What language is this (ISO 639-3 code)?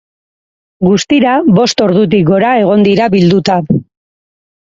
eus